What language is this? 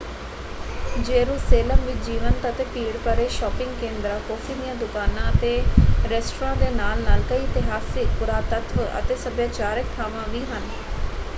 Punjabi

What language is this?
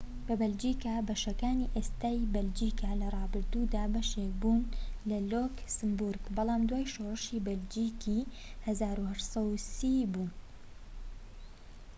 Central Kurdish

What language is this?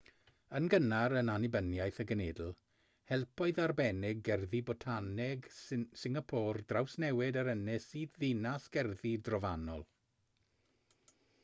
Welsh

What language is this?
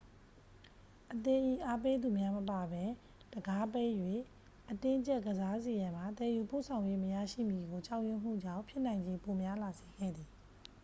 Burmese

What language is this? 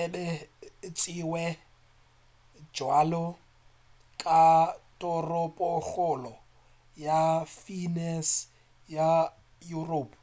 Northern Sotho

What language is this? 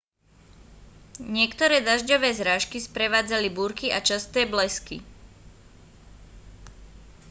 Slovak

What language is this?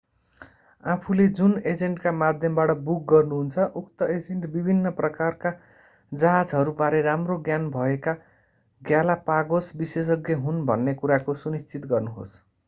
Nepali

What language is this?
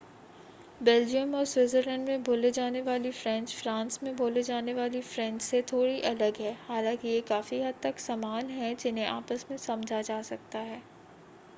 Hindi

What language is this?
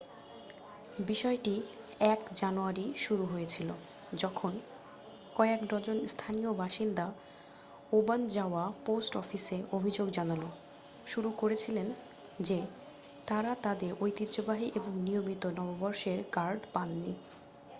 Bangla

